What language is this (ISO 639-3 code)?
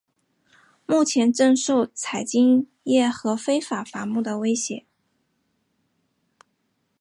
zho